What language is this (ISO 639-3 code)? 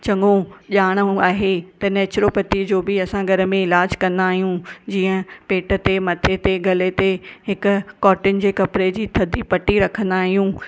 snd